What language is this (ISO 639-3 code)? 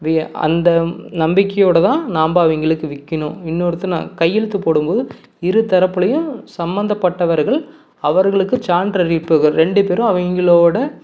tam